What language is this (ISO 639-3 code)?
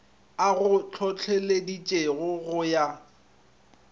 nso